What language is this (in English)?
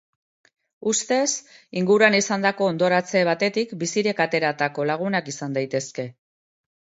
Basque